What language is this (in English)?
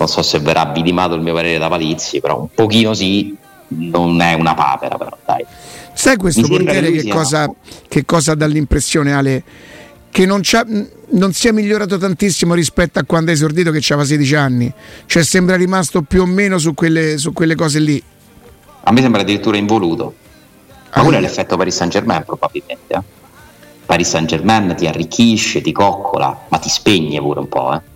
Italian